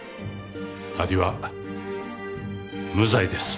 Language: Japanese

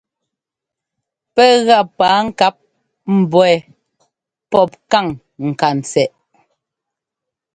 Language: Ngomba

